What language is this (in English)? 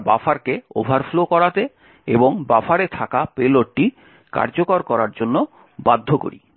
Bangla